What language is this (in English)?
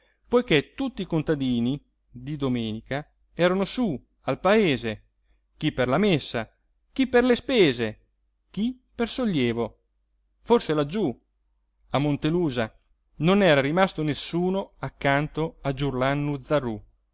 Italian